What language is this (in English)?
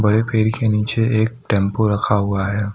Hindi